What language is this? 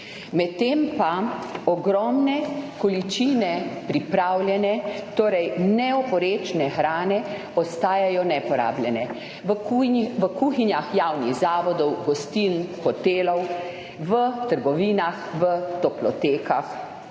Slovenian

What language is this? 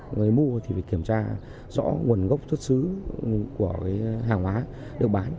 Vietnamese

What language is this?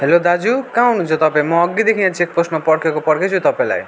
Nepali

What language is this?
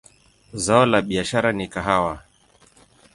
Swahili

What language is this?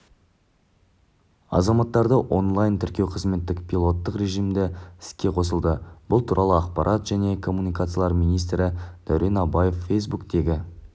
Kazakh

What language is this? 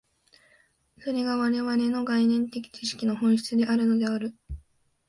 Japanese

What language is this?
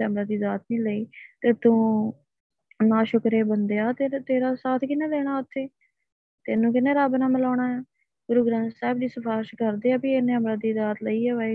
Punjabi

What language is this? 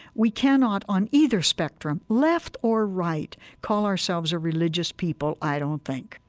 English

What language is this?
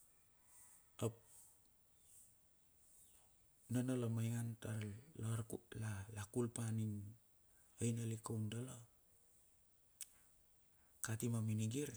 Bilur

